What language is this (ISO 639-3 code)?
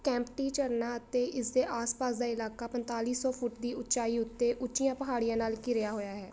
pan